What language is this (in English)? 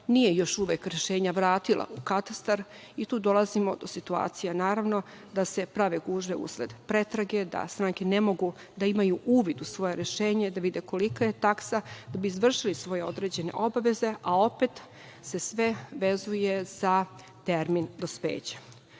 Serbian